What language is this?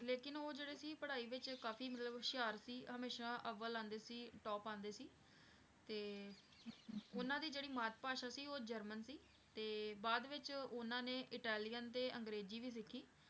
Punjabi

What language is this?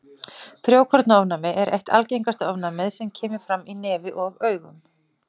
Icelandic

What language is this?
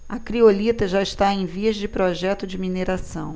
Portuguese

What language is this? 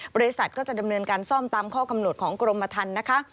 Thai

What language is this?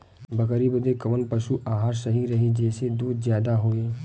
Bhojpuri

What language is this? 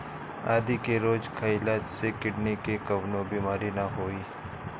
Bhojpuri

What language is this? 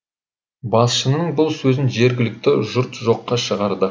Kazakh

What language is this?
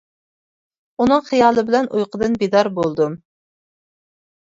Uyghur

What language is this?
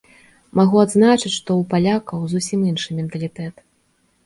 Belarusian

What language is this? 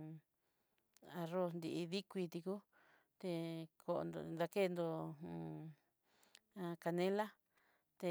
Southeastern Nochixtlán Mixtec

